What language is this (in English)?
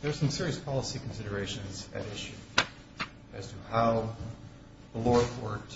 English